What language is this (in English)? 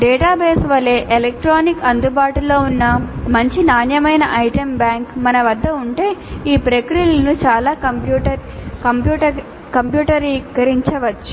Telugu